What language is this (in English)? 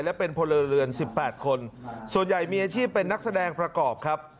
Thai